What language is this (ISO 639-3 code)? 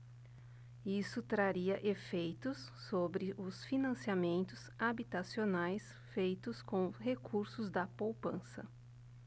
por